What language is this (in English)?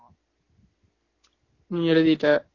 Tamil